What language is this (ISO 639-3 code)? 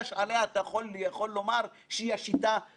heb